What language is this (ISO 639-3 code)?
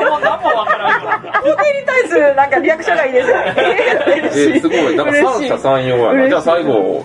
jpn